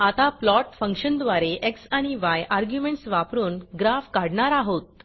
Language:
Marathi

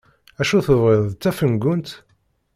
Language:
Kabyle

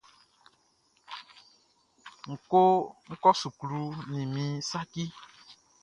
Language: Baoulé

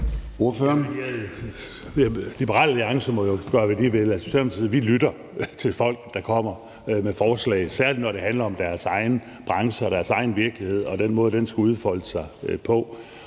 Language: Danish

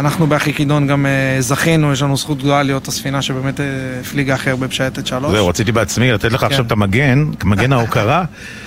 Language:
Hebrew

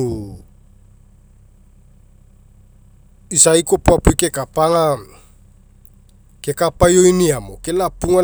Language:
Mekeo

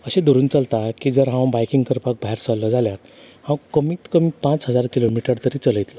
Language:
Konkani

